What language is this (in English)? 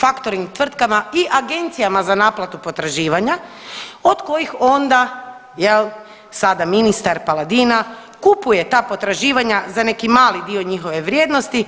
Croatian